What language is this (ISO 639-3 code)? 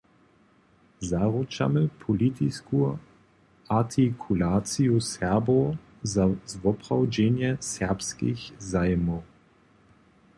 hsb